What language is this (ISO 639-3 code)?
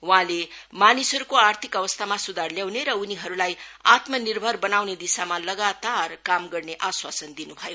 nep